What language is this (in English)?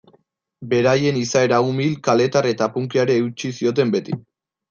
Basque